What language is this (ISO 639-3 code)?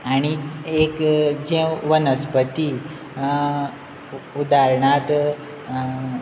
kok